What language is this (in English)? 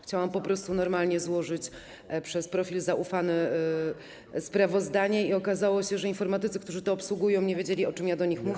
Polish